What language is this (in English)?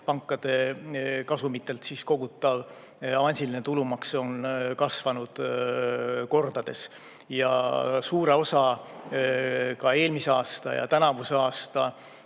Estonian